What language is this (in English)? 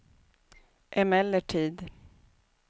Swedish